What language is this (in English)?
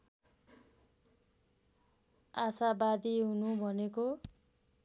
Nepali